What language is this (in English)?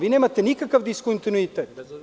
Serbian